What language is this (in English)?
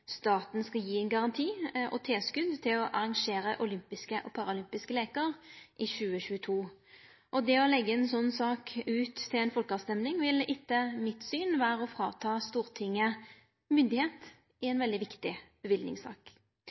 Norwegian Nynorsk